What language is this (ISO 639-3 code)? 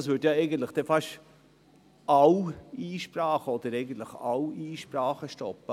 gsw